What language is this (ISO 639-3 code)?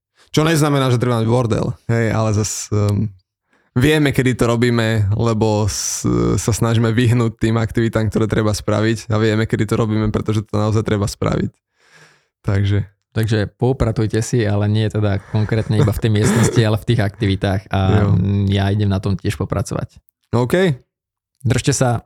slk